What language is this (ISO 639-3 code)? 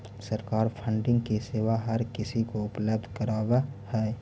mag